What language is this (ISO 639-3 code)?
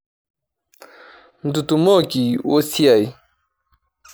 mas